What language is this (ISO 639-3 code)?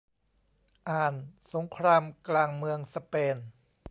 tha